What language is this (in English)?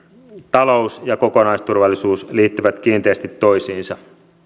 Finnish